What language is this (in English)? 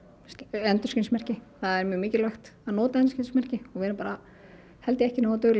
Icelandic